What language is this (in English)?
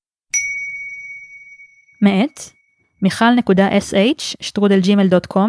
Hebrew